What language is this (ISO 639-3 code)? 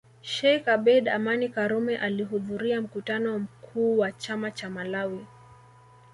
swa